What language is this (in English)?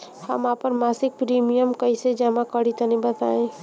Bhojpuri